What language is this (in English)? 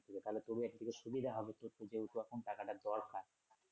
Bangla